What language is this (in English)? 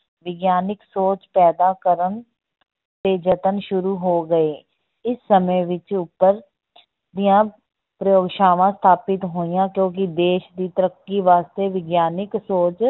Punjabi